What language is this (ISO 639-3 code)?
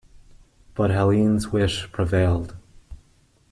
eng